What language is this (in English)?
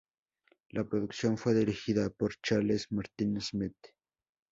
Spanish